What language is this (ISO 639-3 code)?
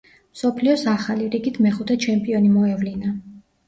kat